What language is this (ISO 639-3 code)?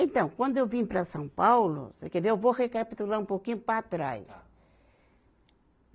por